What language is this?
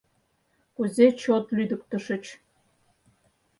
Mari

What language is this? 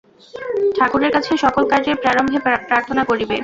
Bangla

